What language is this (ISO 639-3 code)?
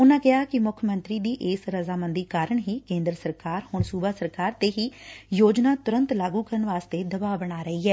pan